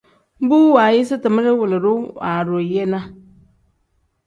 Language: Tem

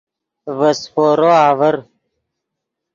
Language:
Yidgha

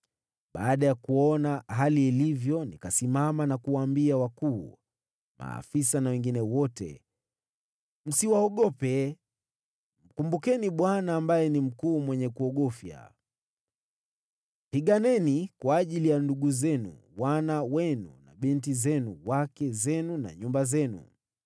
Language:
Swahili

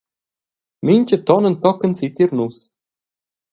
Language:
Romansh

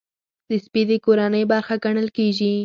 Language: Pashto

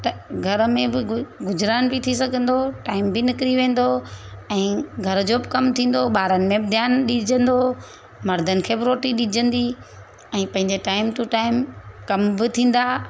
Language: Sindhi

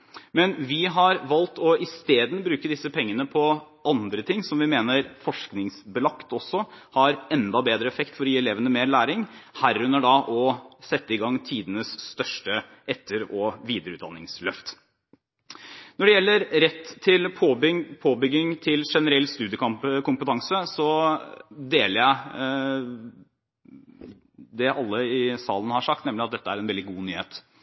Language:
Norwegian Bokmål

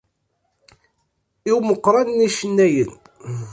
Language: Kabyle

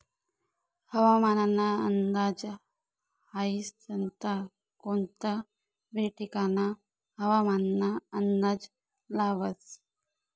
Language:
Marathi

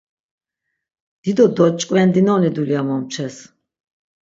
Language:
Laz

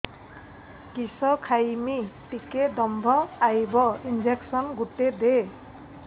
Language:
Odia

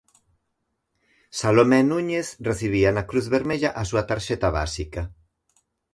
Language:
Galician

